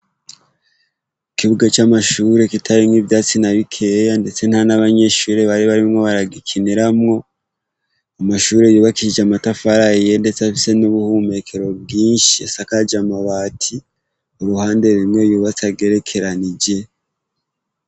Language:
Rundi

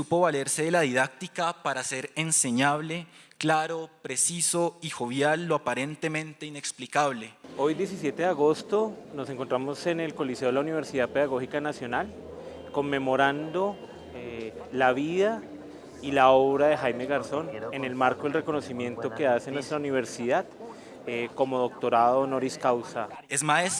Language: Spanish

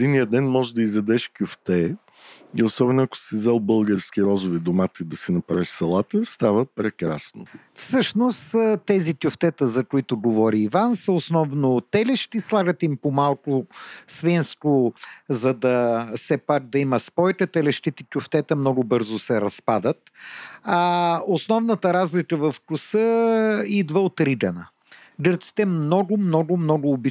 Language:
Bulgarian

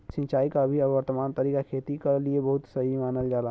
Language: Bhojpuri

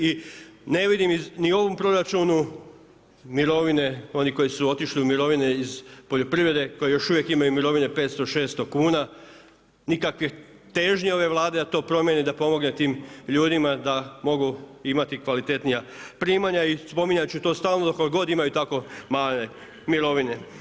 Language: Croatian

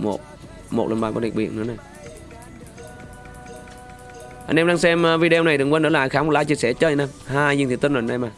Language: Vietnamese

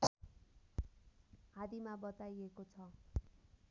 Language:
Nepali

